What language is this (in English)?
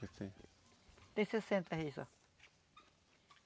Portuguese